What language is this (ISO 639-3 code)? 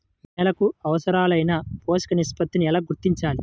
tel